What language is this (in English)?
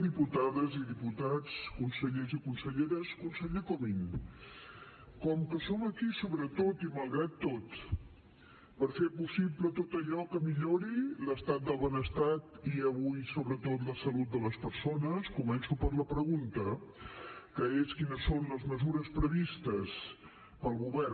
Catalan